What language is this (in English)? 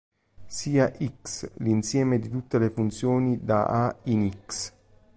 Italian